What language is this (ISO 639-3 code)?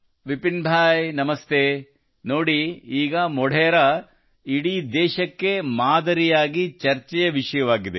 kan